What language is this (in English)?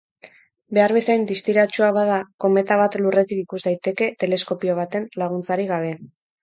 Basque